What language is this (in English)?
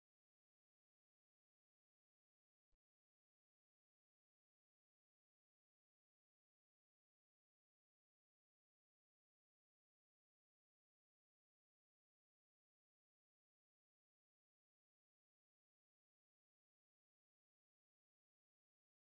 Telugu